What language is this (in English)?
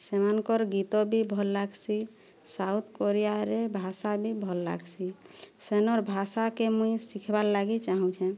Odia